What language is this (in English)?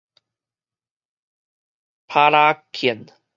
Min Nan Chinese